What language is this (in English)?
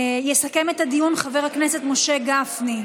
Hebrew